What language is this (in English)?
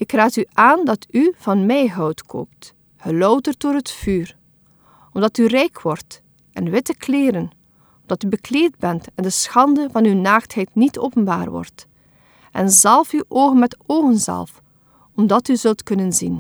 Dutch